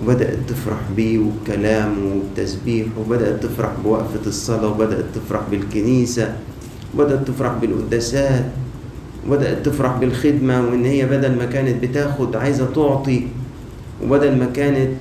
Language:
Arabic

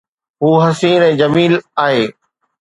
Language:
Sindhi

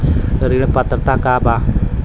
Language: Bhojpuri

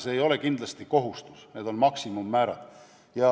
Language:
Estonian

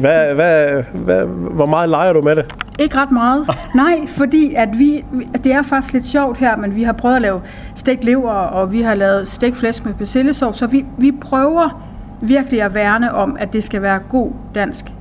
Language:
Danish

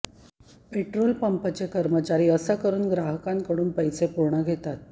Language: Marathi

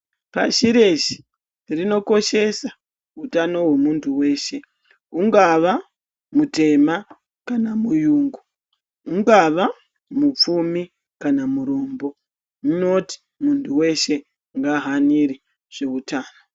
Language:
Ndau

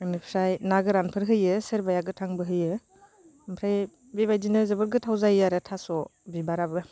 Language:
Bodo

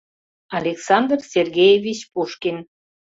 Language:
Mari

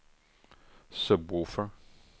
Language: Swedish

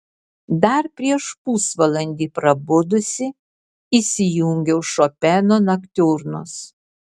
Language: Lithuanian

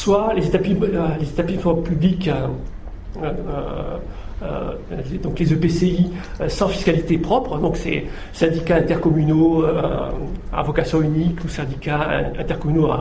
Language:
French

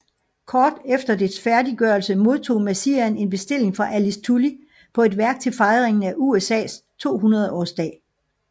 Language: Danish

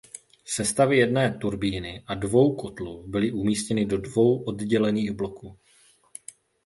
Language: Czech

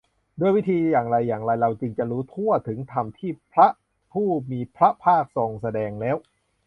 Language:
Thai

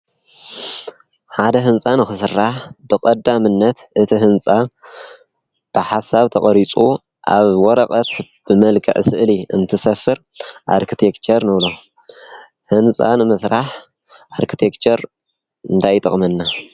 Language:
Tigrinya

